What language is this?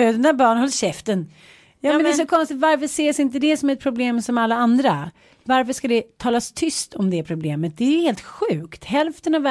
Swedish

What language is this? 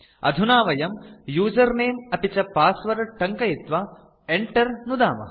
Sanskrit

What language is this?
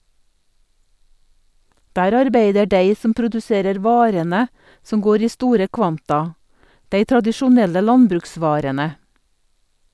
Norwegian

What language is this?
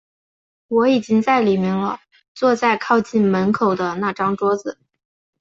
Chinese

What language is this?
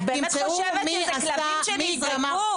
Hebrew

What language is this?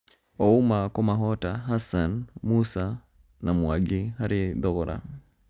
Kikuyu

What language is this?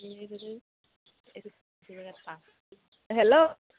Assamese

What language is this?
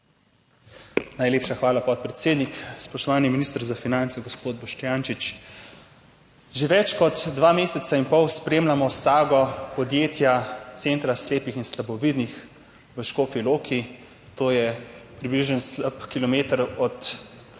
Slovenian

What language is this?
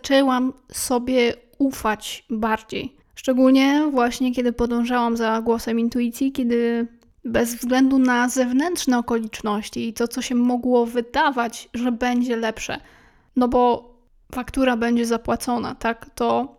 Polish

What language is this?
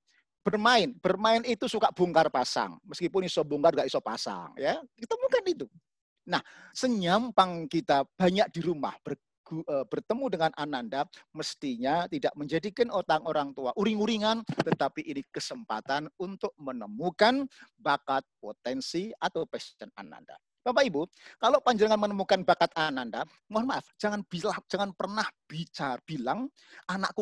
Indonesian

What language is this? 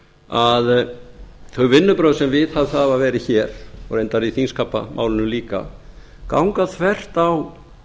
Icelandic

